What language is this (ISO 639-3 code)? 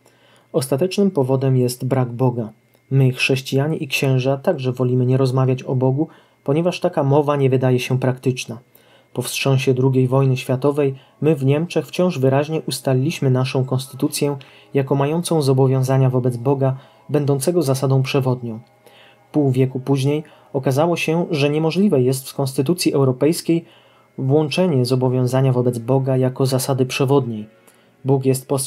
pol